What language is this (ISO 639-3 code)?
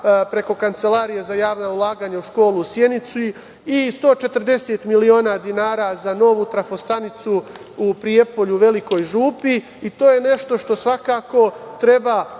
srp